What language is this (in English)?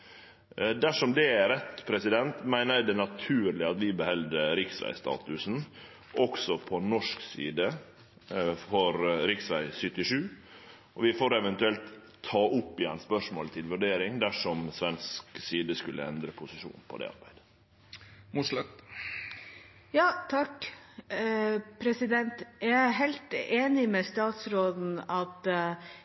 Norwegian